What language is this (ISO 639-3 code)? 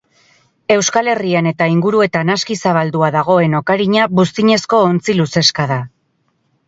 eus